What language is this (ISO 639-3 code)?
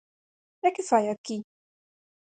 glg